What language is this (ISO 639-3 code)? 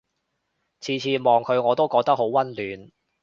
yue